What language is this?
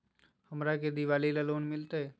Magahi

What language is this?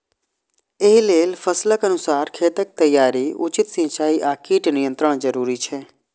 Maithili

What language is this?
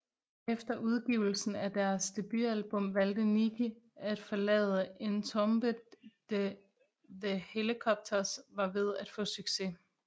Danish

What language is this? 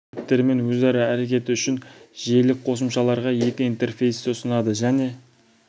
Kazakh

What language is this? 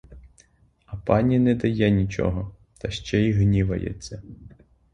Ukrainian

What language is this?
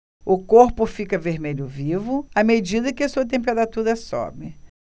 Portuguese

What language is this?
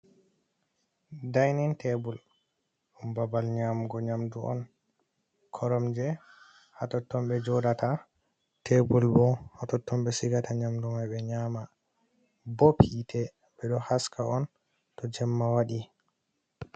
Fula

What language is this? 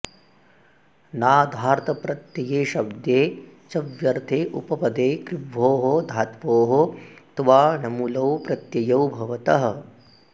Sanskrit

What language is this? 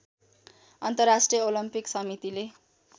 Nepali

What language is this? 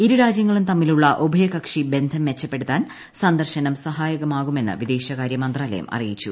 Malayalam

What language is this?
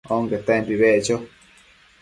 Matsés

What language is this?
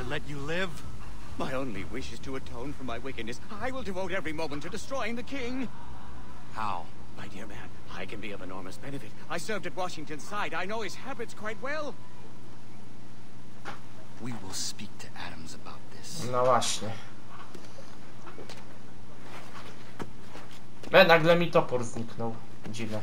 Polish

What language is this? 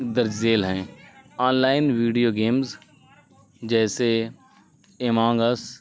Urdu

